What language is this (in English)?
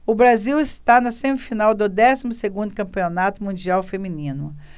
Portuguese